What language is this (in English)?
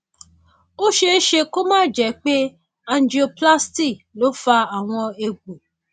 Yoruba